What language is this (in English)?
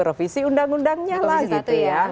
Indonesian